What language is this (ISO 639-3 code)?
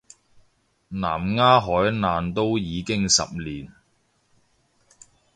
yue